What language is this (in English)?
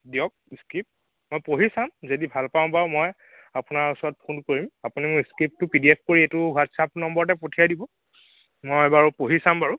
Assamese